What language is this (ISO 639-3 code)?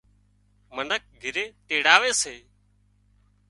kxp